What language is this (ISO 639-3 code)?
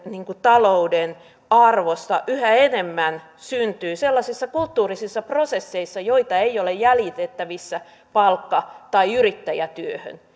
fin